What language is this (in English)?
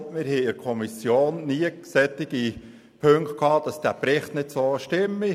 Swiss German